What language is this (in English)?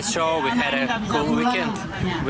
Indonesian